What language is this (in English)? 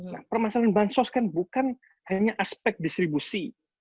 Indonesian